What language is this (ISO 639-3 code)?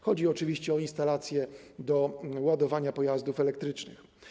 pol